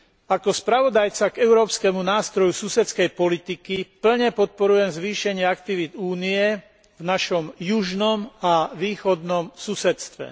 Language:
Slovak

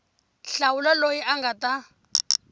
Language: Tsonga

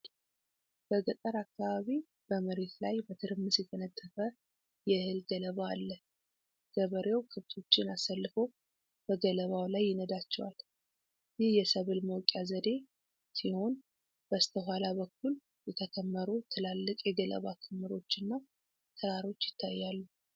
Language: Amharic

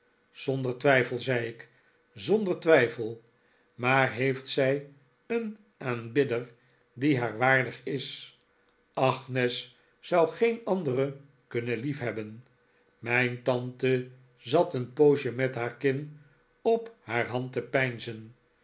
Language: Dutch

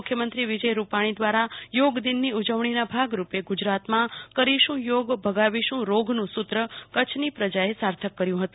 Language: Gujarati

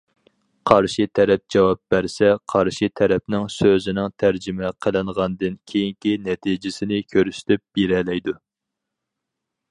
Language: Uyghur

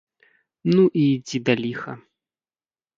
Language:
Belarusian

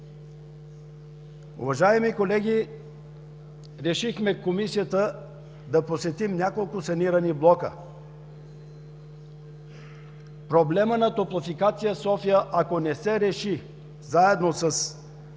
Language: Bulgarian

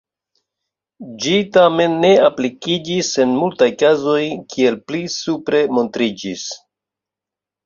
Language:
Esperanto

